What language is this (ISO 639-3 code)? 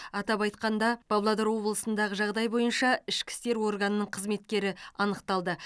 kaz